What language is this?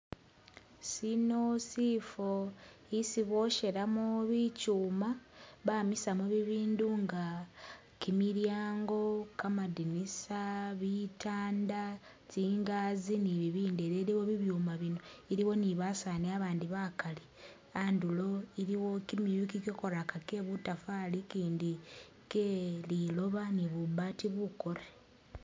Masaaba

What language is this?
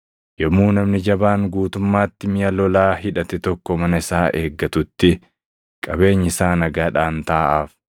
Oromo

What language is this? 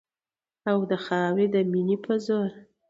Pashto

